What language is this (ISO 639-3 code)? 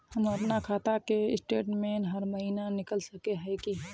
mag